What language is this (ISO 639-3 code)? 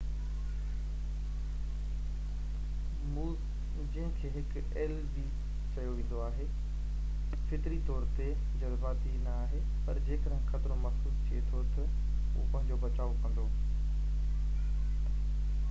snd